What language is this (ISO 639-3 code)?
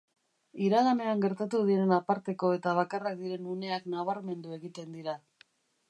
eus